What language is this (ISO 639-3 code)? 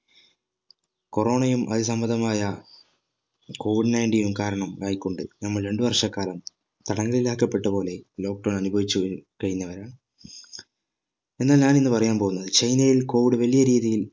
mal